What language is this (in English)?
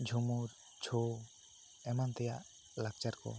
Santali